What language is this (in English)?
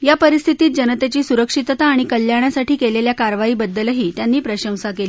Marathi